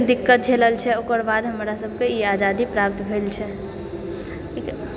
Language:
Maithili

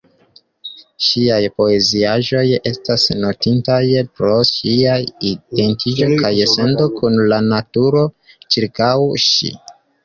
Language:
Esperanto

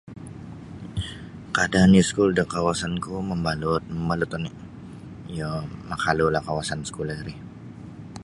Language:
Sabah Bisaya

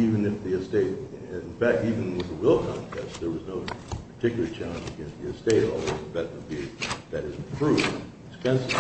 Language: English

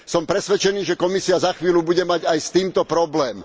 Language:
Slovak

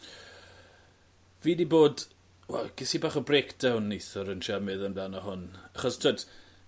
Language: Welsh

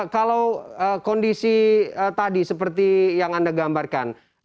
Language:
Indonesian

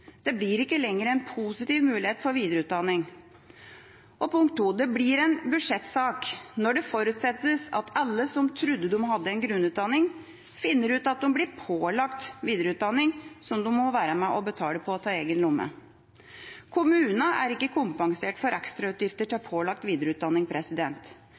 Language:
Norwegian Bokmål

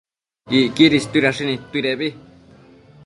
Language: Matsés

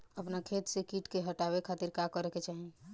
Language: Bhojpuri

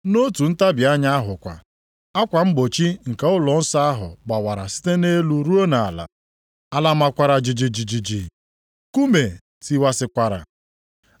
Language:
Igbo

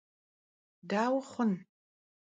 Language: Kabardian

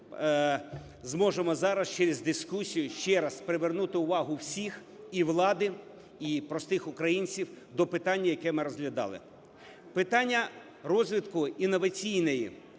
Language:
Ukrainian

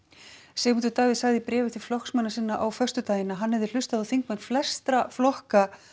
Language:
Icelandic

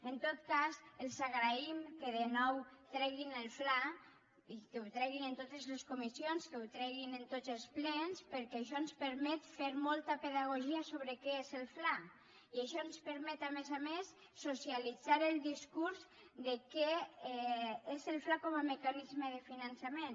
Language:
Catalan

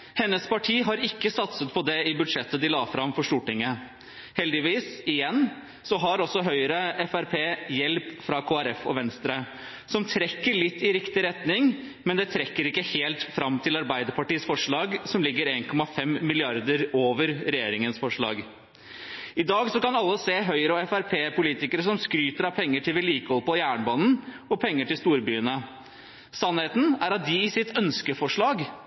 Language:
Norwegian Bokmål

